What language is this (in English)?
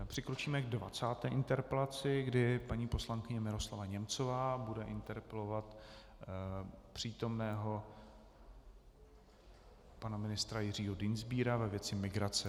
Czech